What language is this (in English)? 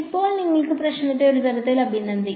Malayalam